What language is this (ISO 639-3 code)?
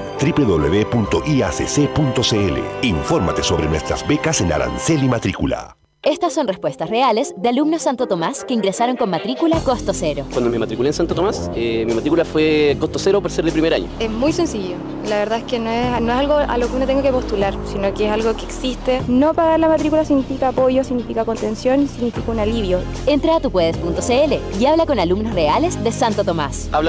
spa